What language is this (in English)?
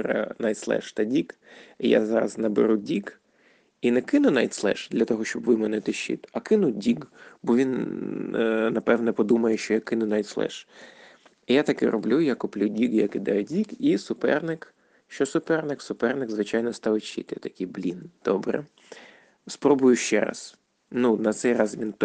Ukrainian